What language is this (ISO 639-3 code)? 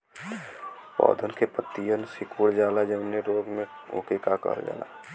bho